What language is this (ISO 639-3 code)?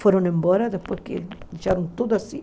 por